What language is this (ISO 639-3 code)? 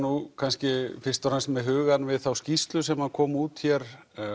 isl